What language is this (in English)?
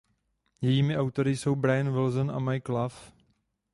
Czech